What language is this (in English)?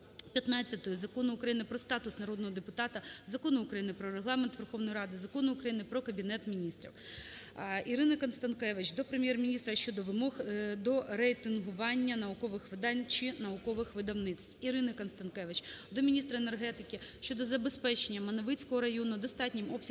Ukrainian